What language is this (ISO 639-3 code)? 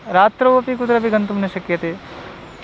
san